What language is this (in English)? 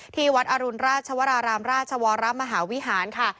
Thai